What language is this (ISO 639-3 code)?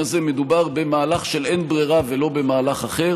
heb